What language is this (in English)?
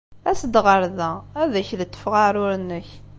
Kabyle